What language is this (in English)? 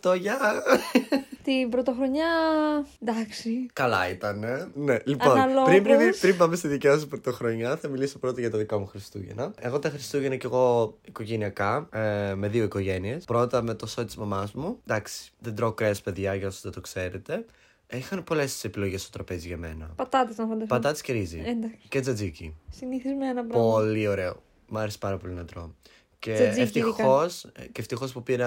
Greek